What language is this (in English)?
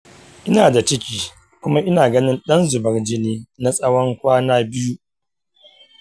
Hausa